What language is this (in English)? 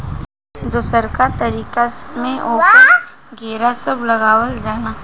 Bhojpuri